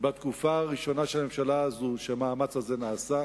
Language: Hebrew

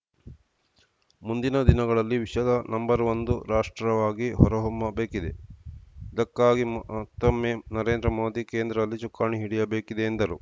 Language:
Kannada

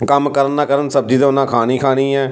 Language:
Punjabi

